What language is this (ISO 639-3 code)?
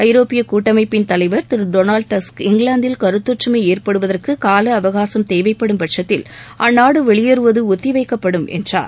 tam